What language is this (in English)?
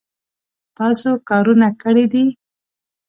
Pashto